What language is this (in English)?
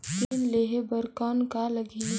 Chhattisgarhi